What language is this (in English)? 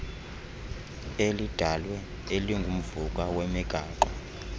Xhosa